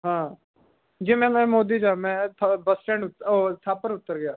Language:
Punjabi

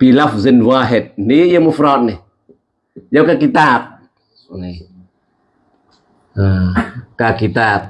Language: Indonesian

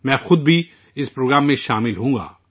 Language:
Urdu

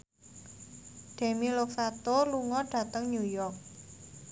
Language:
Javanese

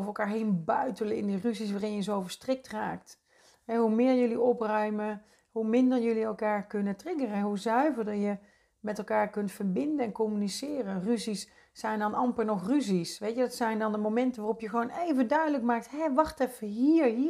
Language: Dutch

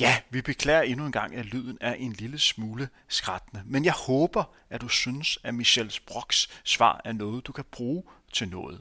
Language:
Danish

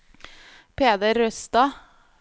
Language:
Norwegian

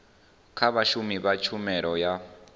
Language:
Venda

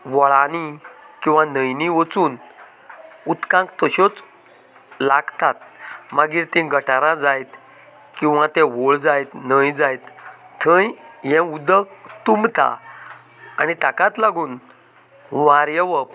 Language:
Konkani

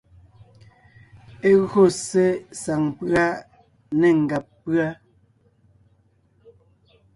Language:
Ngiemboon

